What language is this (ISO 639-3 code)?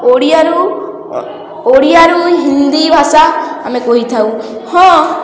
ori